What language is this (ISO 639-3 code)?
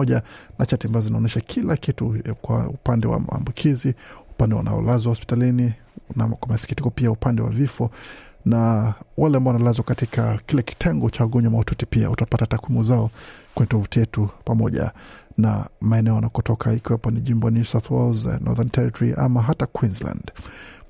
swa